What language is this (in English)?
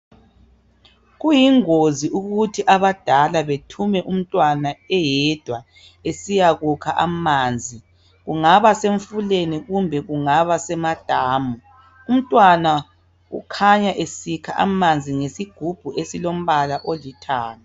North Ndebele